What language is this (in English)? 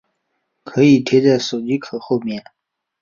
Chinese